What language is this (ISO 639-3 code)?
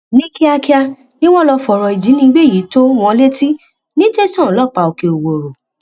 yor